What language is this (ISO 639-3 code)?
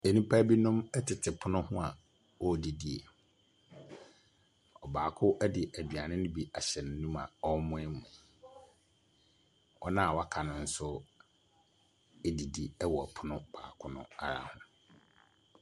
aka